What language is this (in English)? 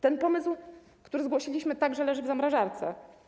Polish